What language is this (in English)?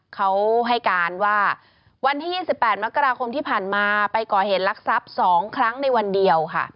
Thai